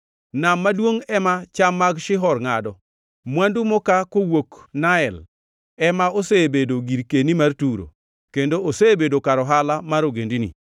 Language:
Luo (Kenya and Tanzania)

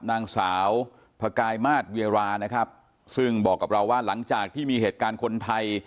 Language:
Thai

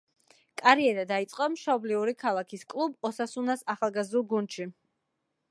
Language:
Georgian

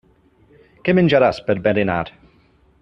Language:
Catalan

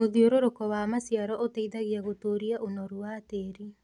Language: Kikuyu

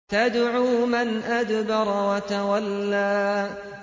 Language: Arabic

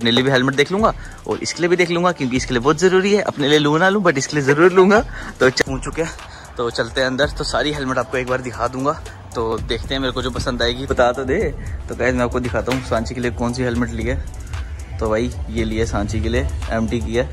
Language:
Hindi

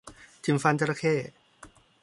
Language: Thai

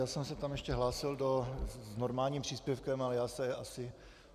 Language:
Czech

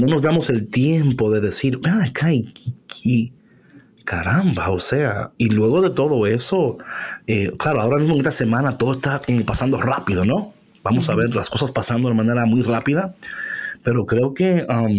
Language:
Spanish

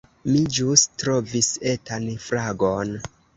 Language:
Esperanto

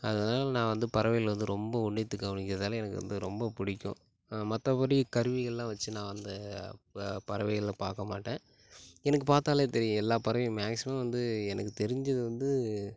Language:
Tamil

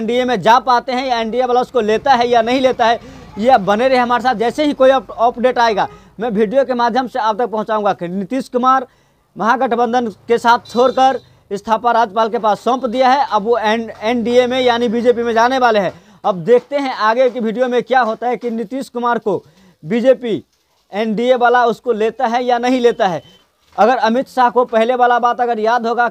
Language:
Hindi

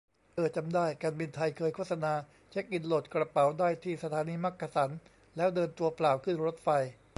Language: Thai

